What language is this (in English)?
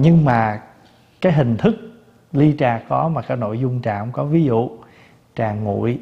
Vietnamese